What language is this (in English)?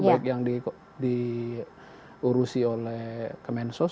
Indonesian